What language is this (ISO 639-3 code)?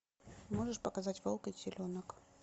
rus